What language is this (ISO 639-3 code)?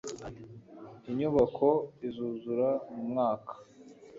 kin